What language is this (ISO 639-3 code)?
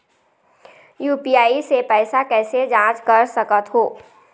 hne